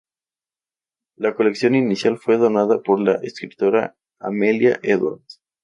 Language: Spanish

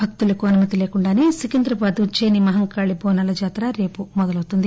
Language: Telugu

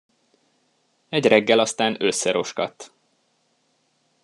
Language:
Hungarian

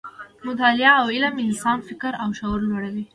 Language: Pashto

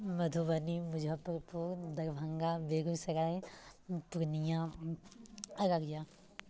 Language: Maithili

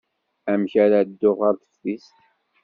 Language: Kabyle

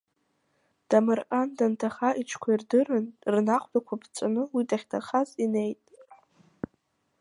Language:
Abkhazian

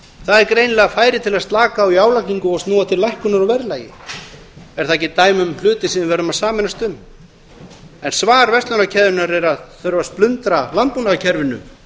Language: Icelandic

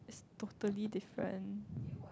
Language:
English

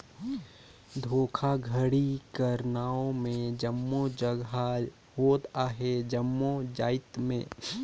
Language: Chhattisgarhi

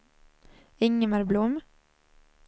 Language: Swedish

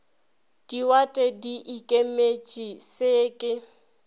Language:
Northern Sotho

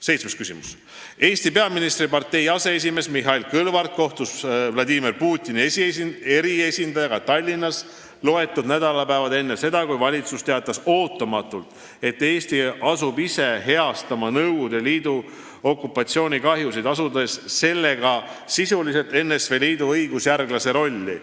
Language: Estonian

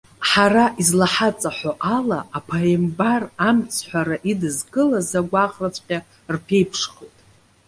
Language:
Abkhazian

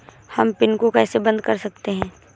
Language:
Hindi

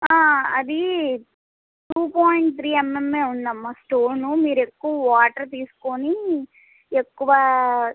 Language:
Telugu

